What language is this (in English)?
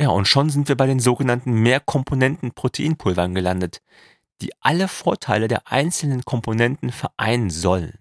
German